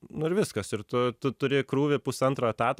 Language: Lithuanian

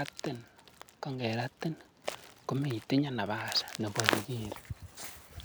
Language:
Kalenjin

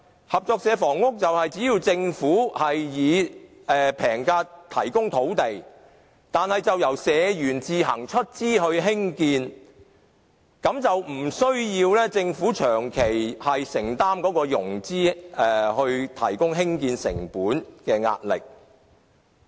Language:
Cantonese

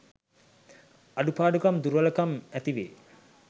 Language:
Sinhala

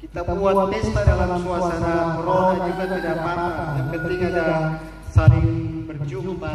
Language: Indonesian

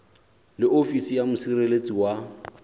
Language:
Southern Sotho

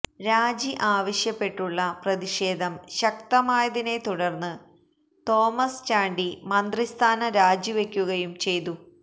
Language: Malayalam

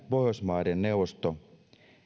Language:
Finnish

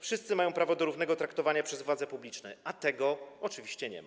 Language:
Polish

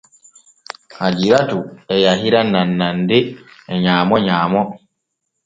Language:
Borgu Fulfulde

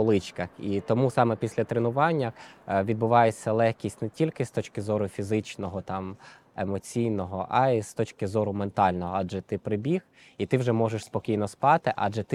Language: Ukrainian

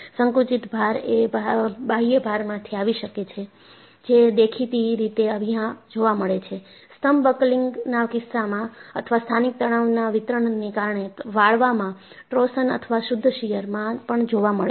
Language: Gujarati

